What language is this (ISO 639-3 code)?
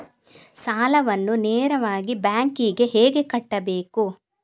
kan